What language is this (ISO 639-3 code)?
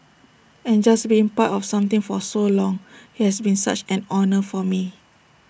eng